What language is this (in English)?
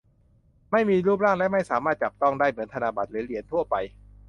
Thai